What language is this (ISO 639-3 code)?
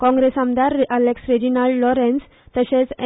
kok